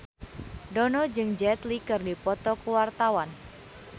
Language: Sundanese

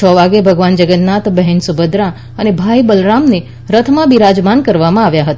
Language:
Gujarati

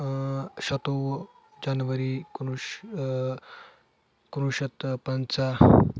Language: Kashmiri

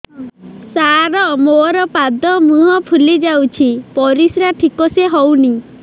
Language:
Odia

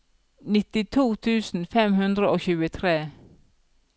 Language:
Norwegian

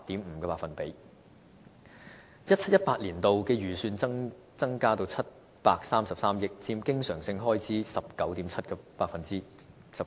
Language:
Cantonese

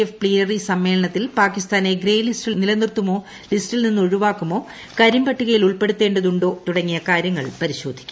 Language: Malayalam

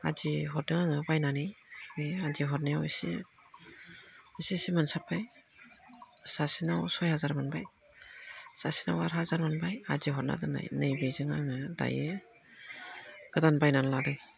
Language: Bodo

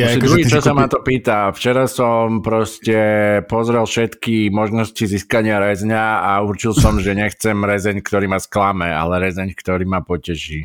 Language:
Slovak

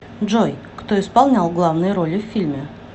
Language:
Russian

